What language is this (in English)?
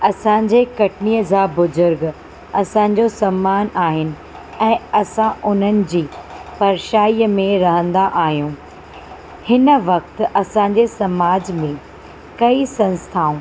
Sindhi